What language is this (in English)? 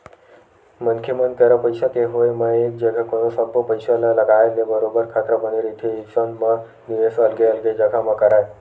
Chhattisgarhi